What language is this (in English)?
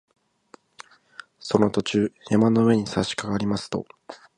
Japanese